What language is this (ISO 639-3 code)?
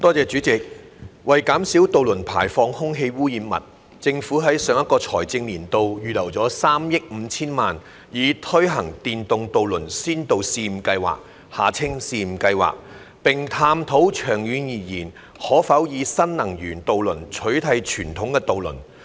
yue